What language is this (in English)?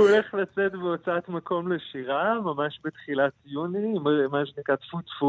Hebrew